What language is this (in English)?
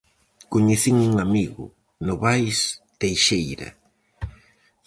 Galician